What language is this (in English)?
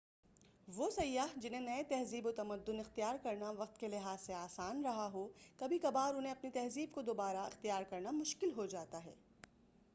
Urdu